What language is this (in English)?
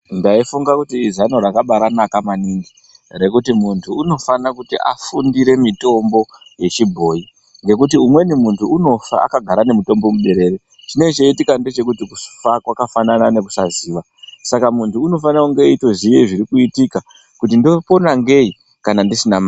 Ndau